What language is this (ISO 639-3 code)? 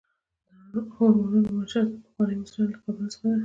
pus